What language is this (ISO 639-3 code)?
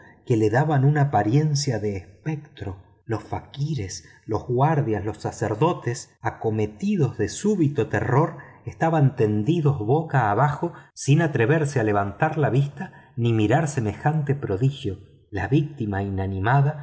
spa